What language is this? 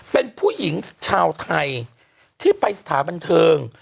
Thai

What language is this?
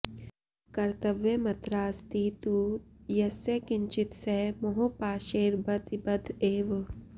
Sanskrit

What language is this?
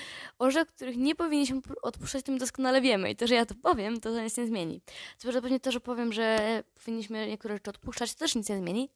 Polish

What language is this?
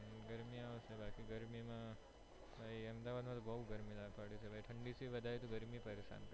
Gujarati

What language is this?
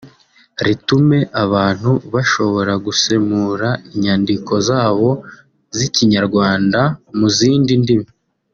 Kinyarwanda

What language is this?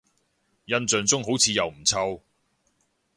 Cantonese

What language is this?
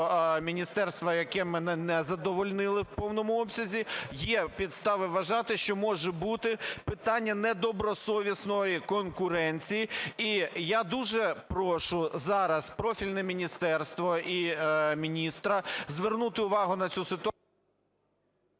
Ukrainian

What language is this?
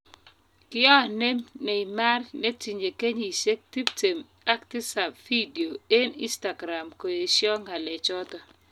Kalenjin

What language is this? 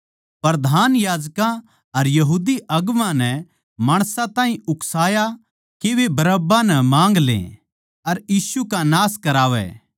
Haryanvi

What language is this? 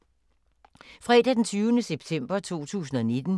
Danish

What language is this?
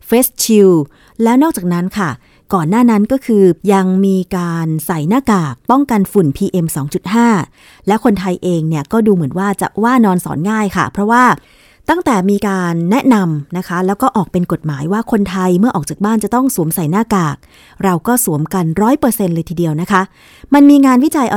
Thai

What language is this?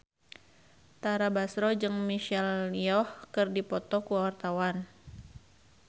Sundanese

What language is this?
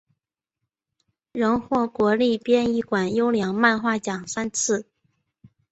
Chinese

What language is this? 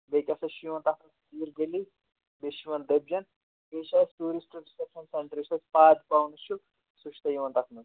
Kashmiri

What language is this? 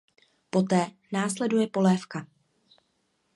Czech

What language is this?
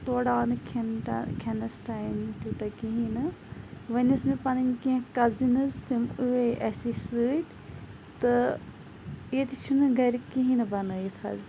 Kashmiri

